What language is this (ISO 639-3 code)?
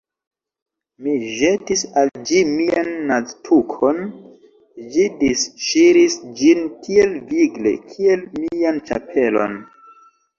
epo